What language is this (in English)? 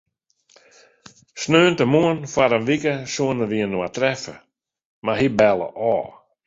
Western Frisian